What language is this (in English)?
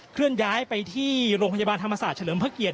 Thai